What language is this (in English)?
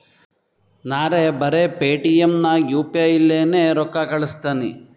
Kannada